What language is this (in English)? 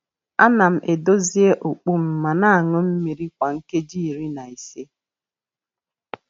Igbo